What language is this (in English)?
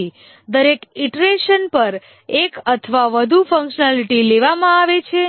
Gujarati